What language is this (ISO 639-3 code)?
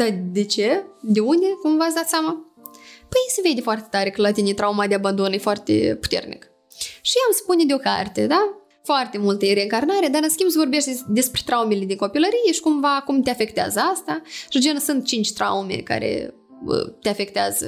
ron